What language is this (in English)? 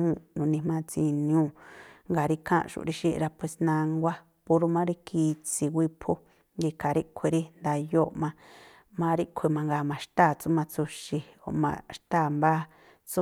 Tlacoapa Me'phaa